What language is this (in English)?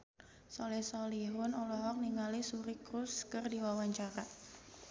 Sundanese